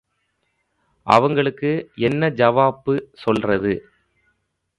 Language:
Tamil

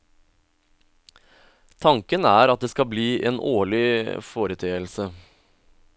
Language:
Norwegian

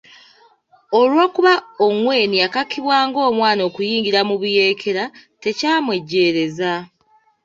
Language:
Ganda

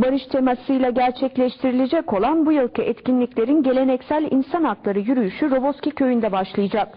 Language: Turkish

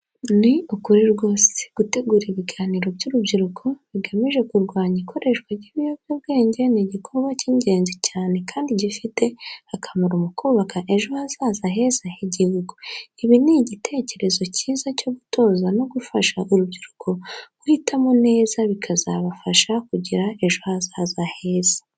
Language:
Kinyarwanda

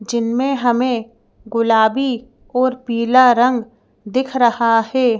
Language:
Hindi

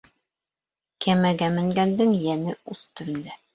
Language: Bashkir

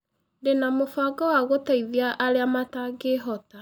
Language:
Kikuyu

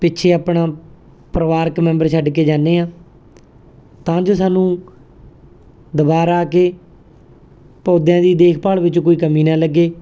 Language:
Punjabi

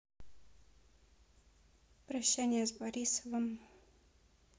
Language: Russian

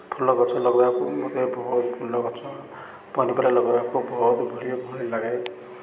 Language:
Odia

